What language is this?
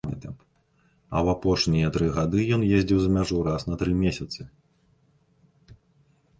Belarusian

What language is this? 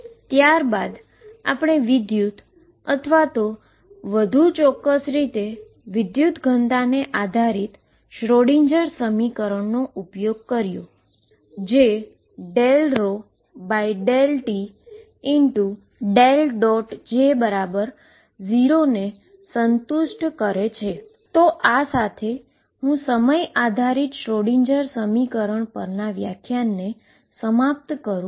Gujarati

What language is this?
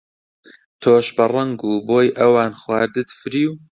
Central Kurdish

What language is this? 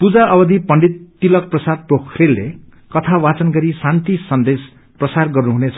Nepali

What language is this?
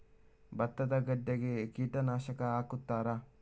Kannada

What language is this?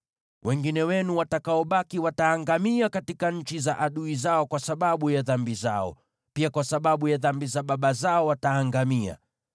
Swahili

